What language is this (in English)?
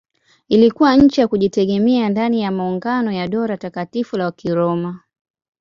Swahili